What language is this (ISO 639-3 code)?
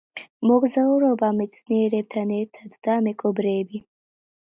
kat